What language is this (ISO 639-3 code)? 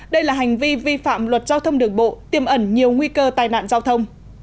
vie